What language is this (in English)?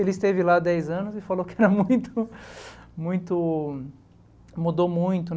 Portuguese